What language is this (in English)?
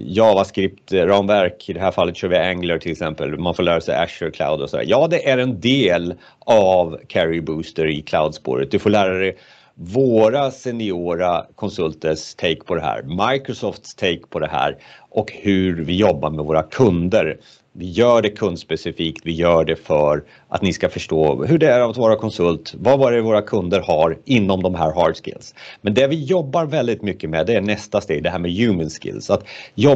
Swedish